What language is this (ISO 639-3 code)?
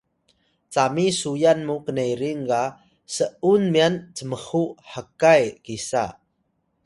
tay